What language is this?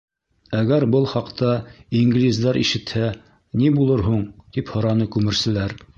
Bashkir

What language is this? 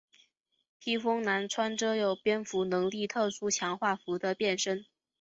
Chinese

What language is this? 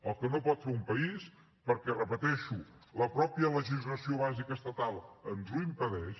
Catalan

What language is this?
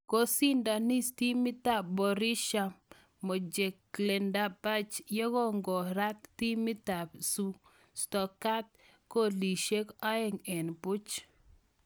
Kalenjin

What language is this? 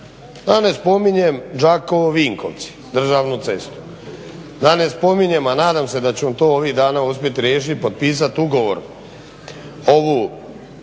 Croatian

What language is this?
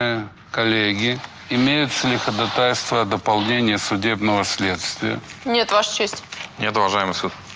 Russian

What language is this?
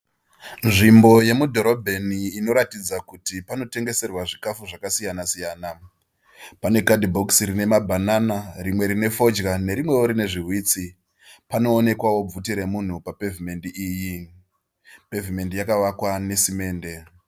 Shona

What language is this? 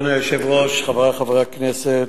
Hebrew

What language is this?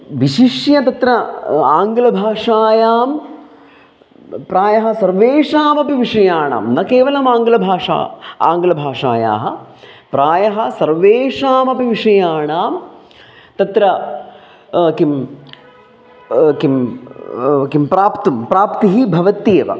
Sanskrit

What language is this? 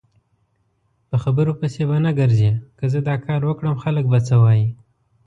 Pashto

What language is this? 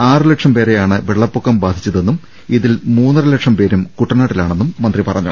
Malayalam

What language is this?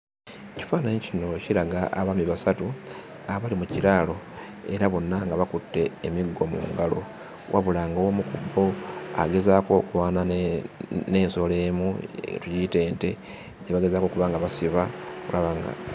Ganda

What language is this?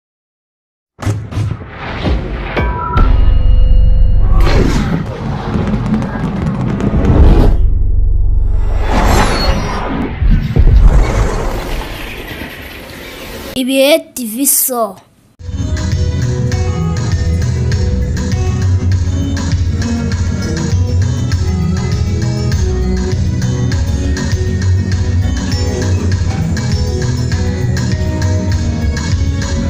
Romanian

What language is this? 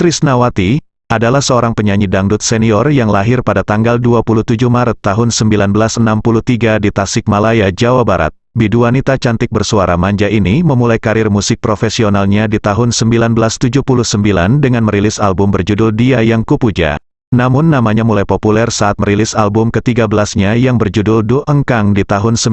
Indonesian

